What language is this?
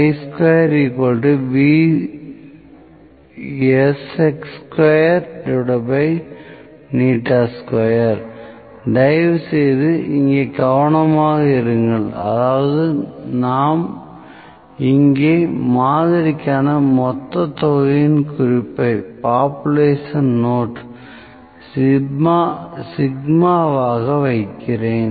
Tamil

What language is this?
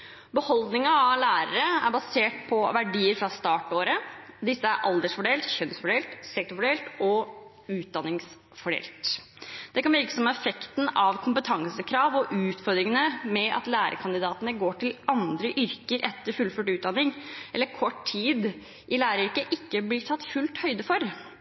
Norwegian Bokmål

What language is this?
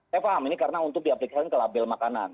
Indonesian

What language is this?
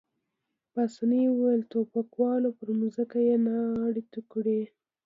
Pashto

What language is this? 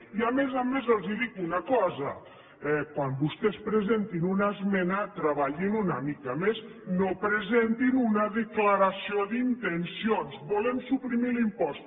Catalan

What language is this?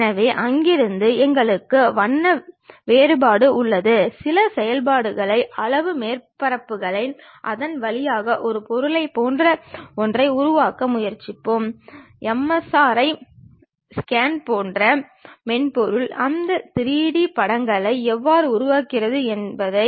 Tamil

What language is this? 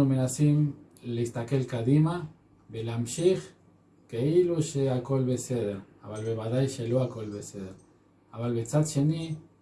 Hebrew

